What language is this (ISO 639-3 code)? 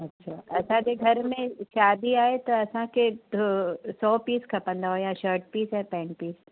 snd